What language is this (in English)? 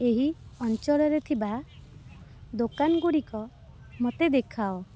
Odia